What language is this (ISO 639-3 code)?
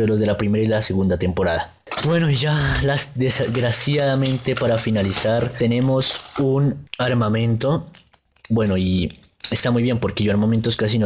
spa